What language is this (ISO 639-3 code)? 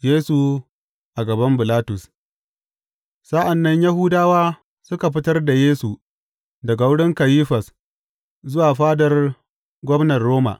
hau